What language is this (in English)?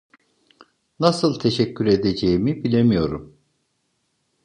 Turkish